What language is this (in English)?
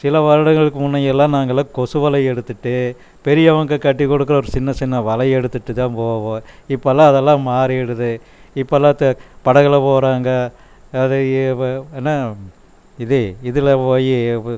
Tamil